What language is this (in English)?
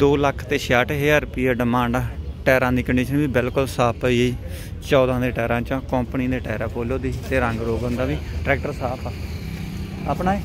Hindi